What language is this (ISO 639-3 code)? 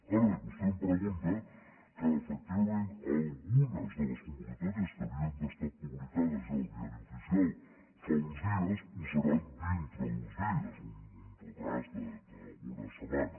cat